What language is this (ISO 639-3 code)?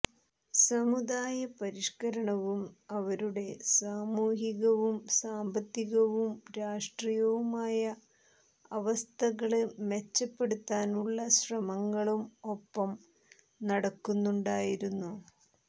mal